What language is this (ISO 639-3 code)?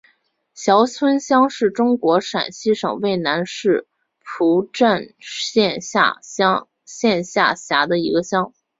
zho